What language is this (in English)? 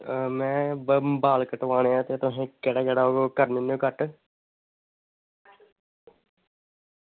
Dogri